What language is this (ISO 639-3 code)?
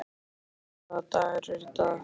isl